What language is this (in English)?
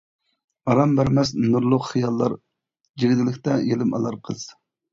Uyghur